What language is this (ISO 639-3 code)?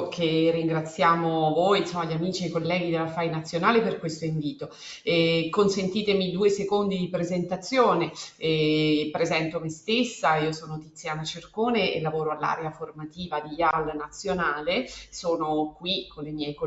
ita